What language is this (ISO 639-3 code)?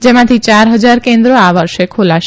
guj